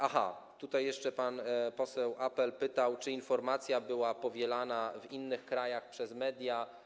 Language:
Polish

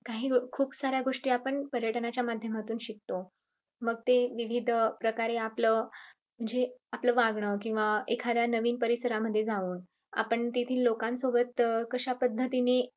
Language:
Marathi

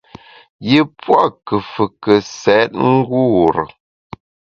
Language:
Bamun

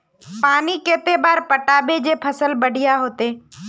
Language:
Magahi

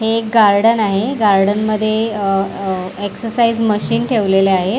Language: Marathi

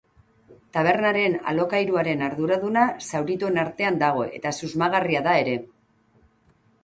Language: Basque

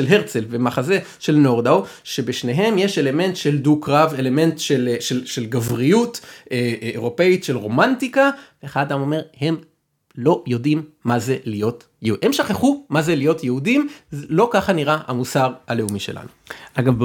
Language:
Hebrew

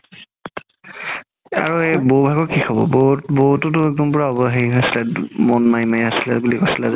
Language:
Assamese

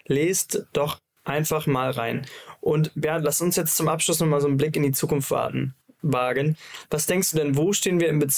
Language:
German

